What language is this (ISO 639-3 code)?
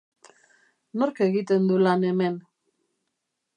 eus